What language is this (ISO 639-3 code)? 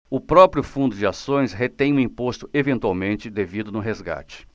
por